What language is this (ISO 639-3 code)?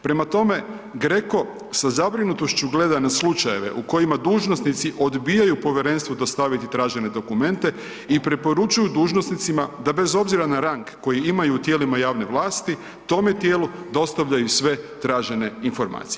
hrv